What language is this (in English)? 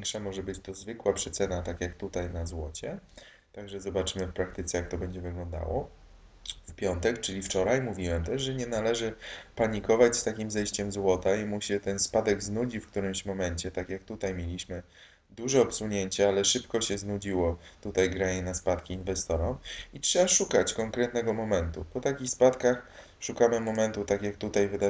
Polish